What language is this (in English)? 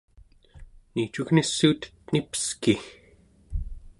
Central Yupik